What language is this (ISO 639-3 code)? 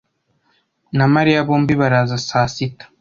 kin